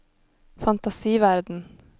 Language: Norwegian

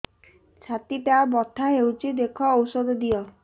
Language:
Odia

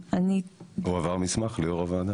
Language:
Hebrew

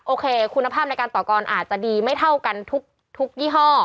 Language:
Thai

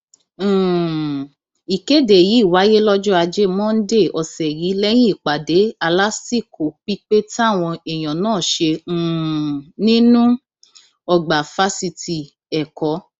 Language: Yoruba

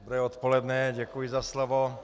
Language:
Czech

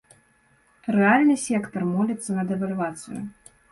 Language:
Belarusian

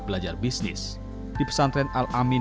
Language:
Indonesian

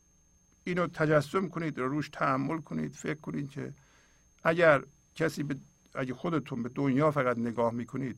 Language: Persian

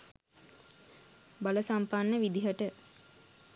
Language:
Sinhala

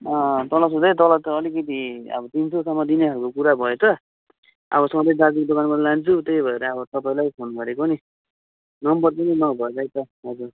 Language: Nepali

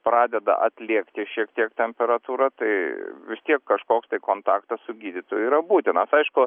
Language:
Lithuanian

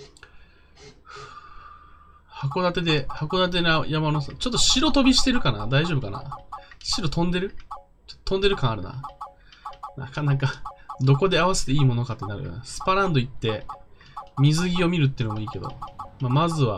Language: Japanese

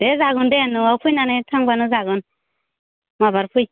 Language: Bodo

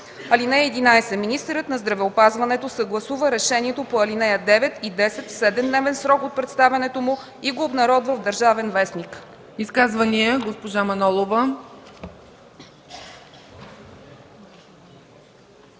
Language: Bulgarian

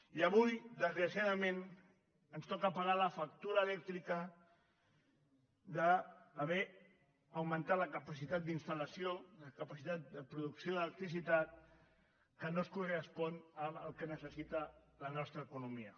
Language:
Catalan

